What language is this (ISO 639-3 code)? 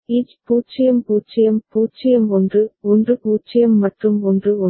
tam